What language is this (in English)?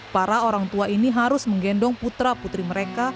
Indonesian